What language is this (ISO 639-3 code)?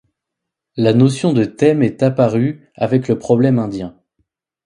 fra